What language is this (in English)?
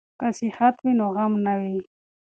Pashto